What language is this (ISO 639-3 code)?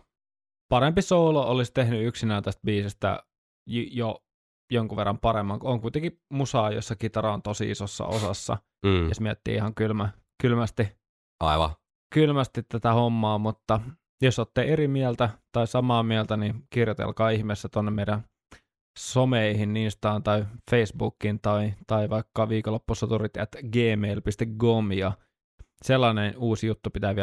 fin